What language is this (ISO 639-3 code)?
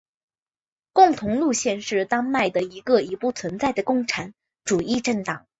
zho